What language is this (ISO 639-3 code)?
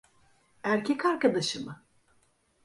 tur